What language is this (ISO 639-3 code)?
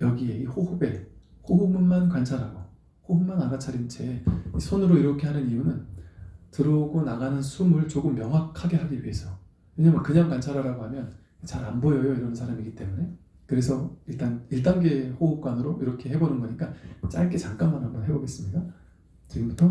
kor